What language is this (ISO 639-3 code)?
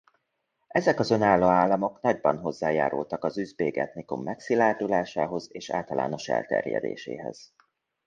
hun